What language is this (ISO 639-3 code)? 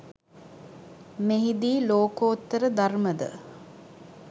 sin